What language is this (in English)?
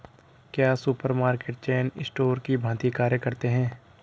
Hindi